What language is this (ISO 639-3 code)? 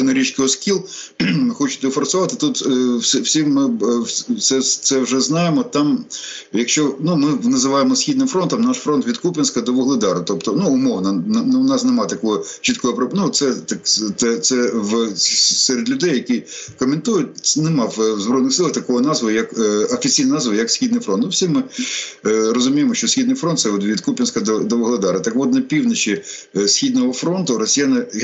ukr